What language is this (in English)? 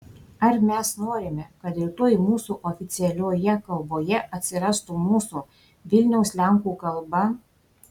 Lithuanian